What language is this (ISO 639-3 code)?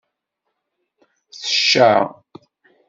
kab